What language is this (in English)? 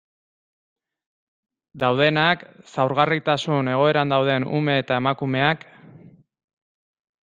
Basque